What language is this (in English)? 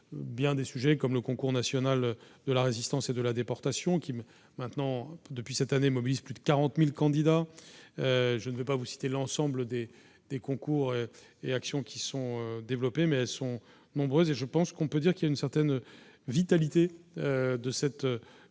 French